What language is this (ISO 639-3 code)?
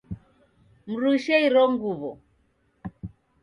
dav